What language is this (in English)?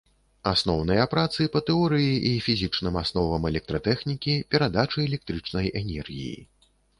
Belarusian